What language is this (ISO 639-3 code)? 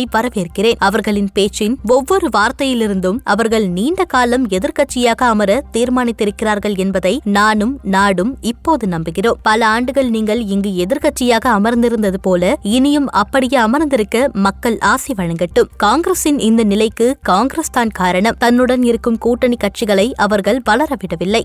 tam